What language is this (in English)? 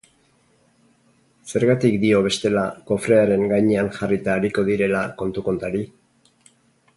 Basque